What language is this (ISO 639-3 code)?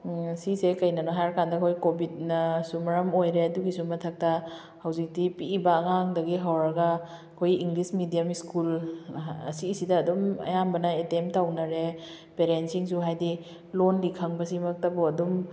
mni